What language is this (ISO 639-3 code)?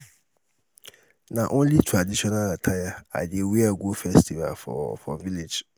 pcm